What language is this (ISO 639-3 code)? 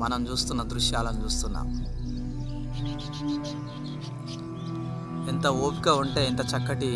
tel